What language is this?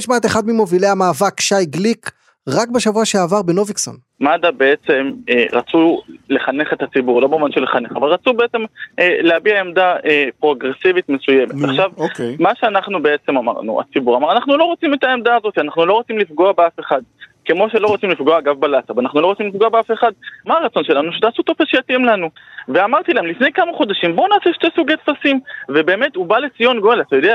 Hebrew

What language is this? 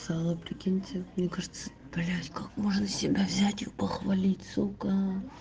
Russian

